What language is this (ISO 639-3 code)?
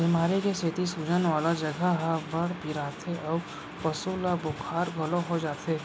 hne